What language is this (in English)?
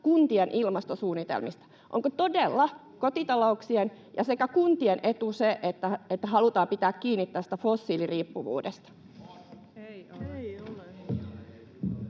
Finnish